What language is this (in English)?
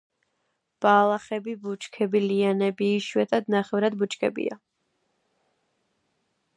Georgian